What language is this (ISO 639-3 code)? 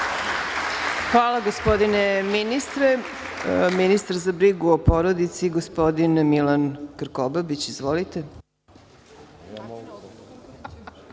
srp